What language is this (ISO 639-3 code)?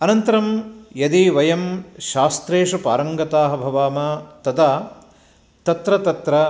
san